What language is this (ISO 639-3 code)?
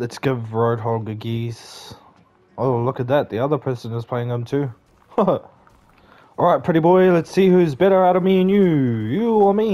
eng